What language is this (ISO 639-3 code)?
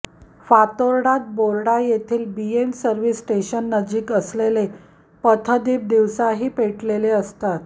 mar